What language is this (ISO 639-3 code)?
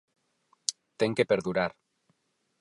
glg